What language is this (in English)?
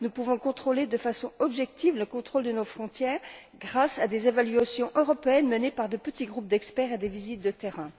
French